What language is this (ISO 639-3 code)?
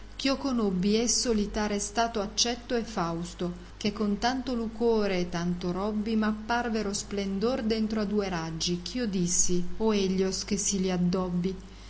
ita